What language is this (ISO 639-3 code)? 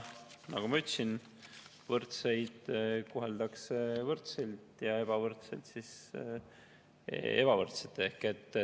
est